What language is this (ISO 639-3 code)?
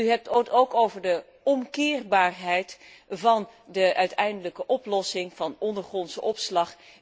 nld